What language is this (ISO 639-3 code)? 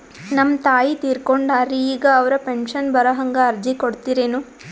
kan